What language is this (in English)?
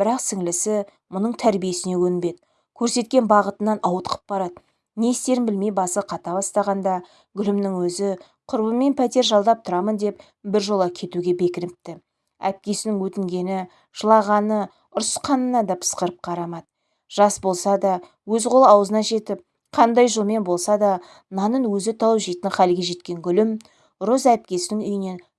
Turkish